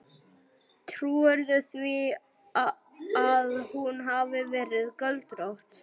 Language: Icelandic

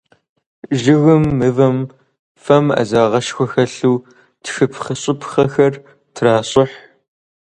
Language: Kabardian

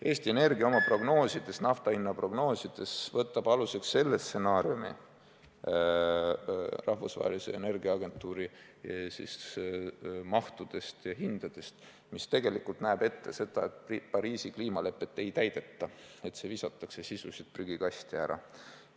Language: Estonian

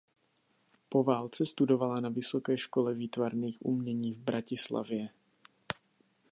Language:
Czech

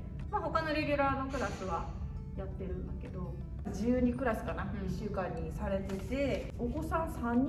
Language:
Japanese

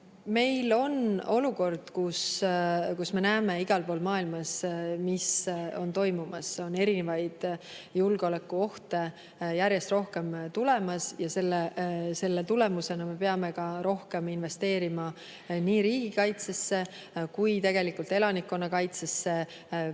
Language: Estonian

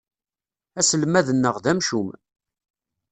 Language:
Kabyle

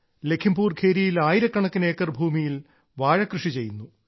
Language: Malayalam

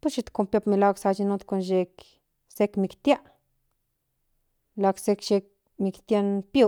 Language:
Central Nahuatl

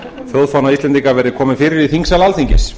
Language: Icelandic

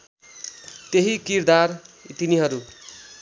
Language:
Nepali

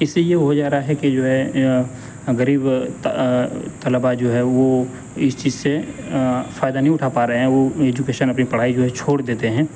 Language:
Urdu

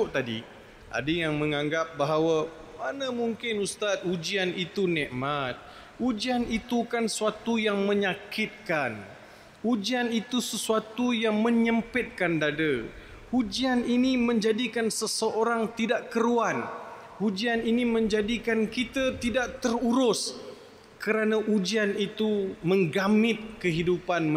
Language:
Malay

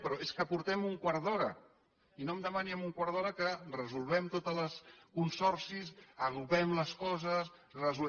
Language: Catalan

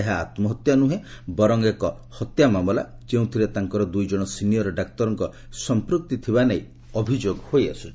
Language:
Odia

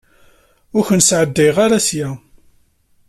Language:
Kabyle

